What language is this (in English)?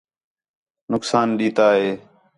Khetrani